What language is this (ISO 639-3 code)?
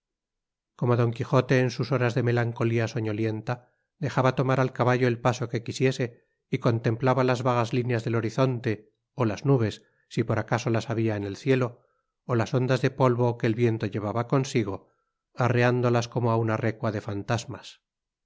spa